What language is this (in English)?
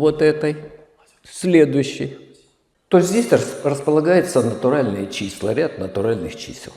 Russian